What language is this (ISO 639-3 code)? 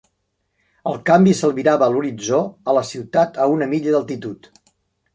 cat